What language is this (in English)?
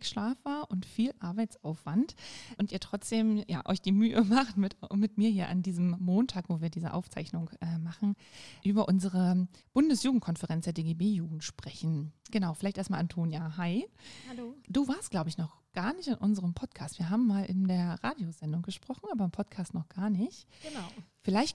German